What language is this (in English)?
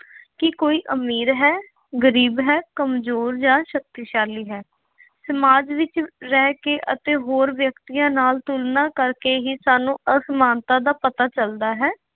Punjabi